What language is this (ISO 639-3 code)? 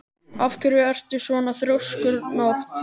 isl